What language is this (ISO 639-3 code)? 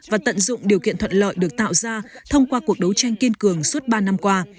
vie